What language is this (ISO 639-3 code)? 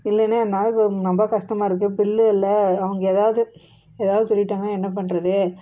tam